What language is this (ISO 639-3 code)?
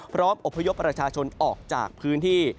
tha